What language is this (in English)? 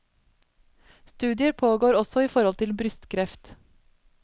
Norwegian